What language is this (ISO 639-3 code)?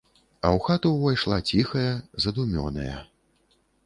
bel